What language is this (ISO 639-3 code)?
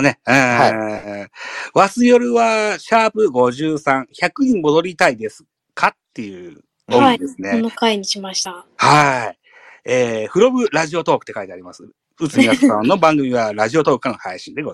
jpn